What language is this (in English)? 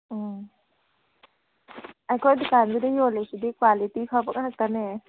Manipuri